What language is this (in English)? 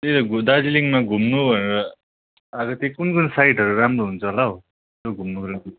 Nepali